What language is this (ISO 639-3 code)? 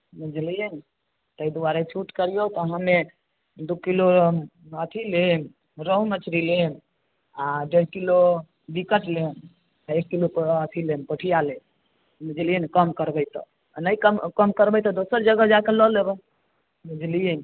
mai